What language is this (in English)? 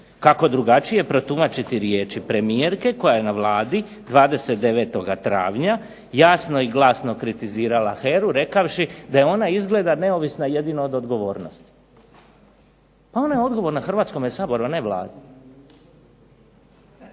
Croatian